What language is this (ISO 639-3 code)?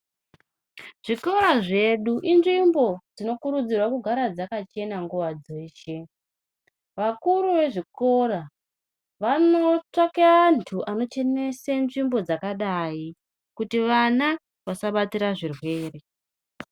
ndc